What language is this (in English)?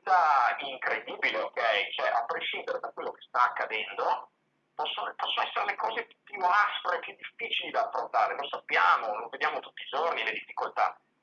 Italian